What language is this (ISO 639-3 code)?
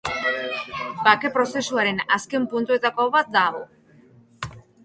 eus